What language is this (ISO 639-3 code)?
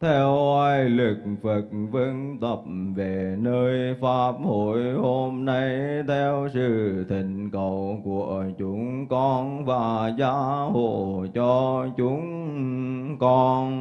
vie